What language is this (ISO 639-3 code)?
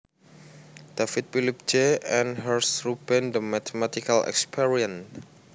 jav